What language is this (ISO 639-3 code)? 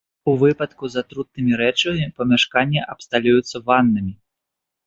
bel